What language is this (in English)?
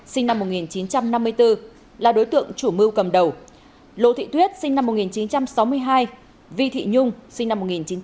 Vietnamese